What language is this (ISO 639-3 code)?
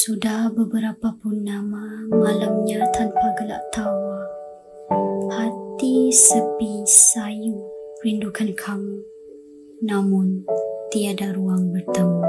msa